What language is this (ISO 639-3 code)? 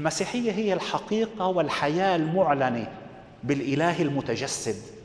ara